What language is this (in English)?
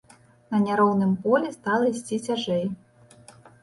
Belarusian